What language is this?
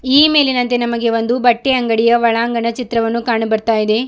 Kannada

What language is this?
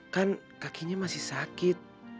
Indonesian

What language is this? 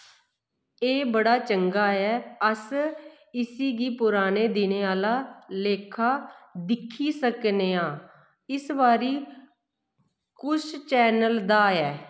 Dogri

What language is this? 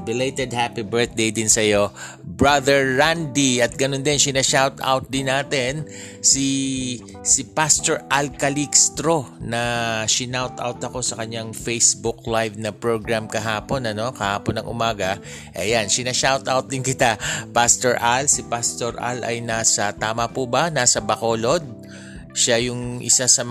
Filipino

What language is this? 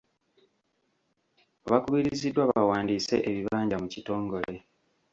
Ganda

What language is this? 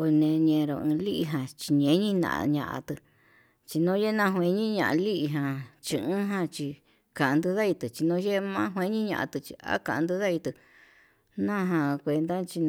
Yutanduchi Mixtec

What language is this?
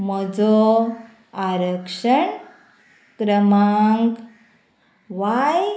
Konkani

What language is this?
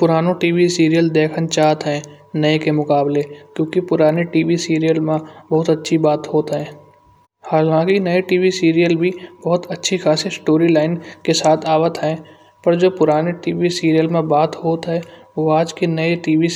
Kanauji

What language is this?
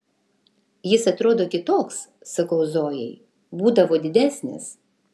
Lithuanian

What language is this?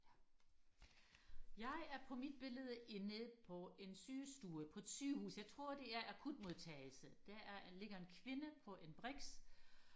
Danish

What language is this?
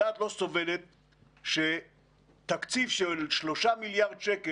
Hebrew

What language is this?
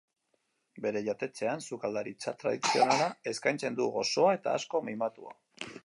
Basque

